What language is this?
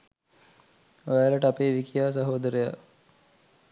Sinhala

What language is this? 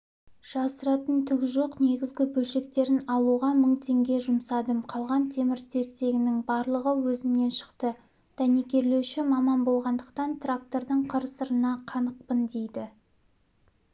Kazakh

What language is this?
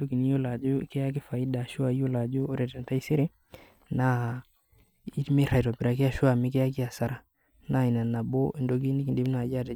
Masai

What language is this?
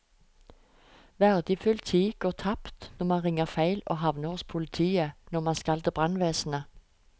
Norwegian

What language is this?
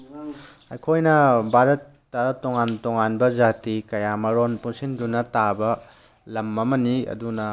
Manipuri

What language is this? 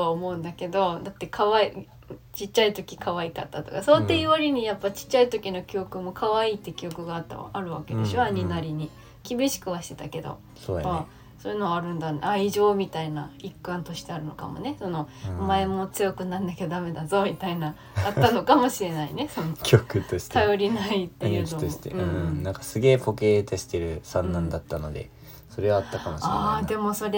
Japanese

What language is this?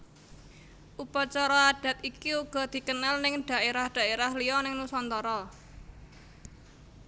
Javanese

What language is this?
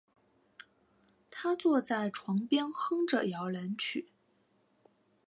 Chinese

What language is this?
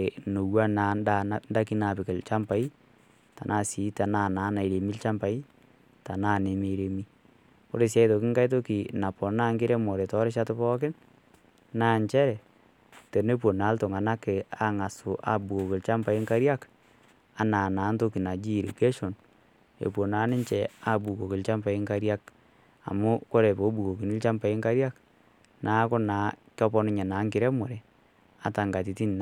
Masai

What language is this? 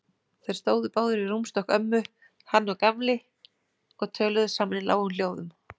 Icelandic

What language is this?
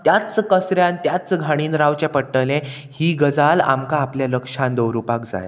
Konkani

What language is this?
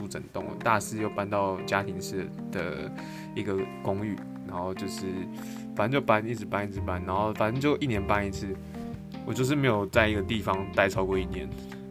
Chinese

